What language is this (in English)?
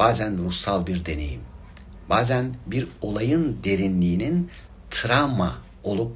Turkish